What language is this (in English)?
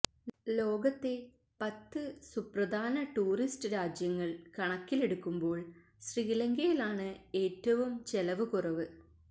Malayalam